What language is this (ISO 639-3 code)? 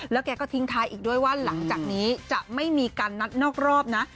tha